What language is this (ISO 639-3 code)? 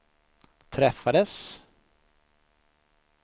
swe